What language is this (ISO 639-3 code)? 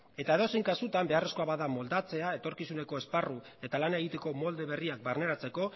eus